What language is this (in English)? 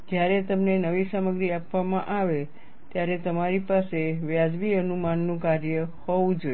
Gujarati